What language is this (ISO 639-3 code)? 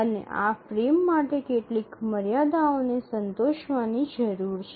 guj